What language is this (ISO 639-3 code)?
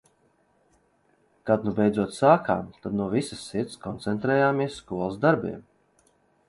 lav